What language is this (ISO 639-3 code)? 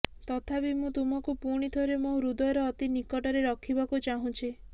ori